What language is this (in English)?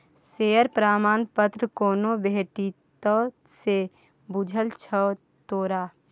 Maithili